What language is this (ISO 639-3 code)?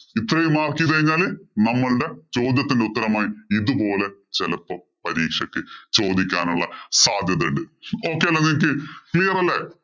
mal